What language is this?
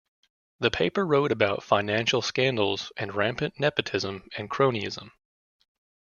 English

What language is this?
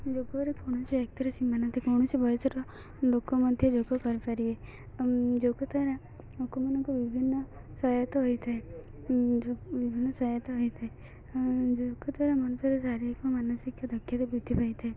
Odia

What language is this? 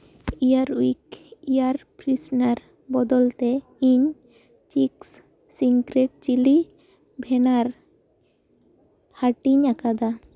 Santali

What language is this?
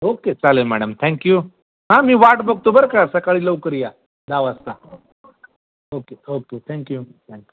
Marathi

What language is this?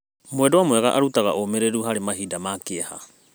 Kikuyu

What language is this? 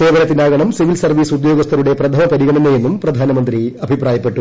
Malayalam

